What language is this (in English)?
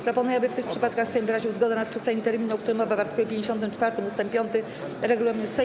Polish